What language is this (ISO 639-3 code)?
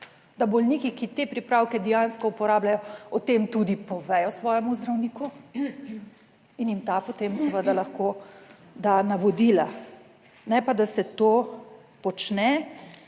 slv